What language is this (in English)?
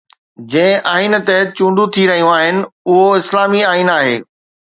Sindhi